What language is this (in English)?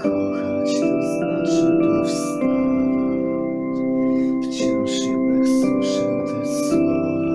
Polish